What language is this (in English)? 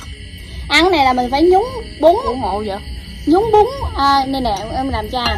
Vietnamese